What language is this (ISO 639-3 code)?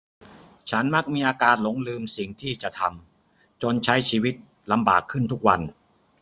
tha